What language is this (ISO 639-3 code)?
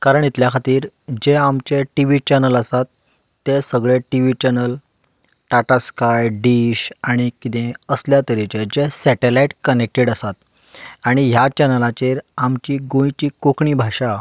kok